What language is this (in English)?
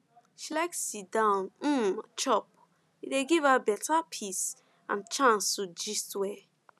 Nigerian Pidgin